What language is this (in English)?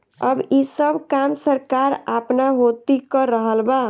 Bhojpuri